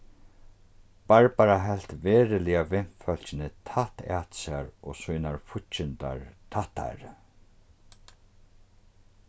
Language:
Faroese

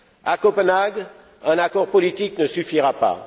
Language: French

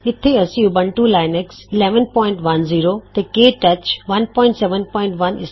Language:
Punjabi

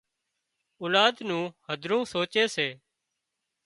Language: Wadiyara Koli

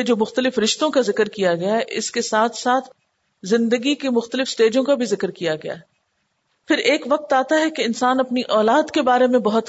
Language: Urdu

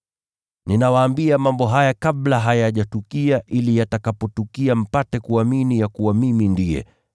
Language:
Swahili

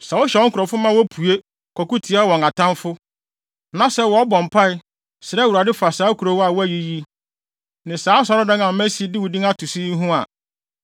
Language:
Akan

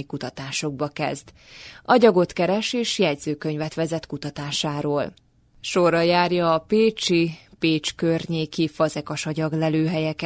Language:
Hungarian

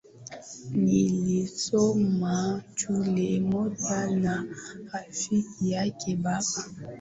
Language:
Swahili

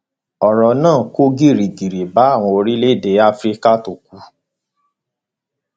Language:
Yoruba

